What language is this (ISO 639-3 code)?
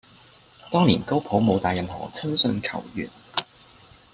yue